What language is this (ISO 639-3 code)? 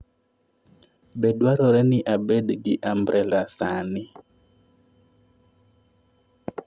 luo